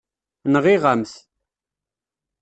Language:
Kabyle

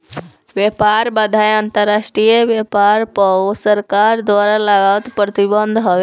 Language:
Bhojpuri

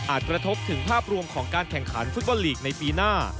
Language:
Thai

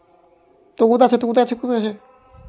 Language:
Maithili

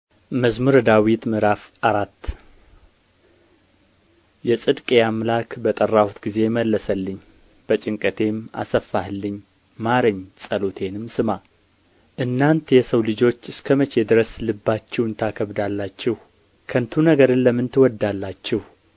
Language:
Amharic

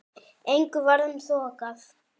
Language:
Icelandic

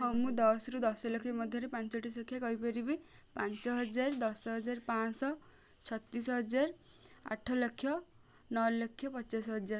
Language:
Odia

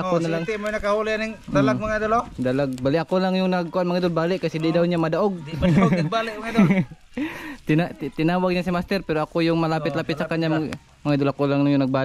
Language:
Filipino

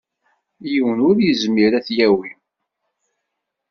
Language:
Kabyle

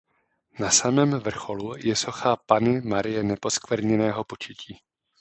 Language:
Czech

